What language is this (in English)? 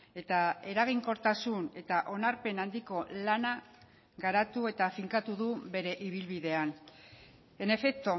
Basque